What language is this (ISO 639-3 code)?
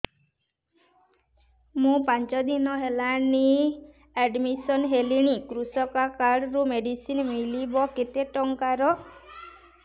ori